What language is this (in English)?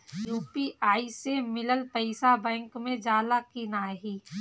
Bhojpuri